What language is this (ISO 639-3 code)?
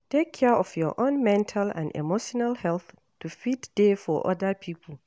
pcm